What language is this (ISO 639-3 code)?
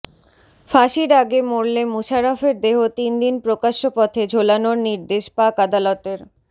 ben